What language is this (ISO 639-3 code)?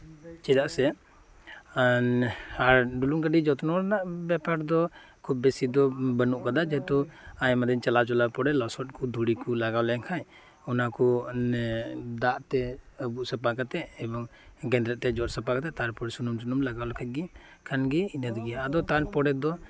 sat